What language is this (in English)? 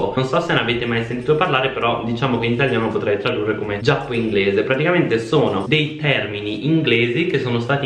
Italian